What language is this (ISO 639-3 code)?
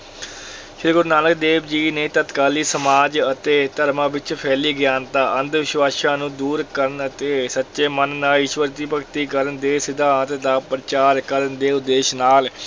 pan